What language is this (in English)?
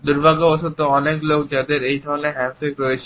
Bangla